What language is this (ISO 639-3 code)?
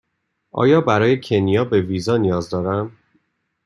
fas